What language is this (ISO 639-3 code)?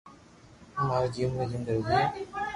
lrk